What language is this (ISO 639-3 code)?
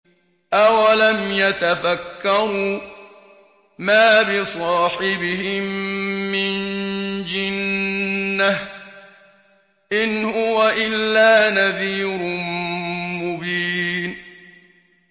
ara